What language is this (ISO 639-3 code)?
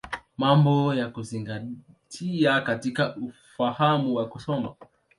swa